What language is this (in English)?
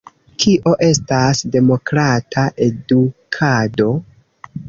Esperanto